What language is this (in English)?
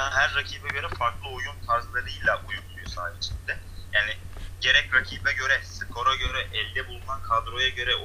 Turkish